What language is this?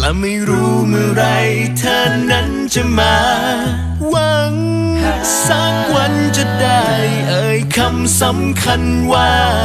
Thai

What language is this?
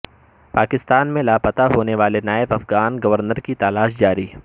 Urdu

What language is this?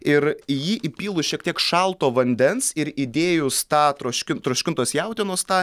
Lithuanian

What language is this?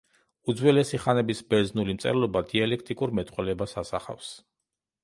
Georgian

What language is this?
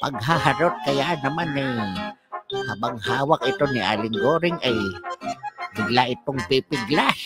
Filipino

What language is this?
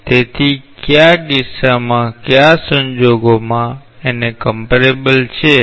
Gujarati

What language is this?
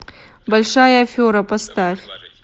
Russian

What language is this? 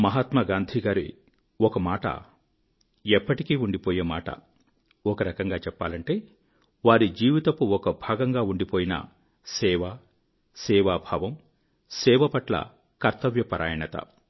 Telugu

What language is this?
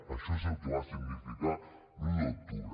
Catalan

